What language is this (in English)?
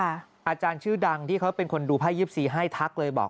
Thai